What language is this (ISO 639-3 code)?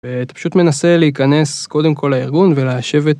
heb